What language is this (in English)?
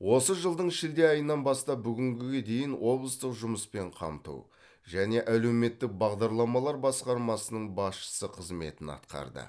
Kazakh